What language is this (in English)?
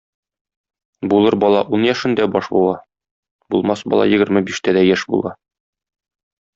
Tatar